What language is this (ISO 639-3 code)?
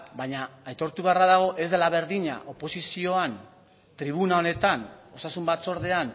eus